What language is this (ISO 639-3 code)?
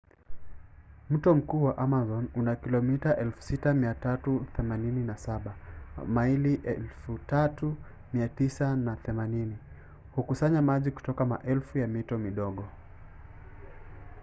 swa